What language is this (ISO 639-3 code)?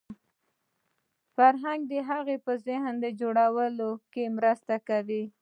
pus